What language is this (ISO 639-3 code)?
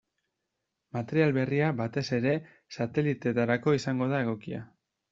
eus